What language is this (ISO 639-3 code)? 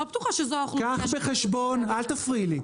heb